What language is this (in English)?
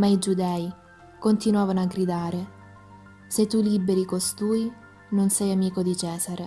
Italian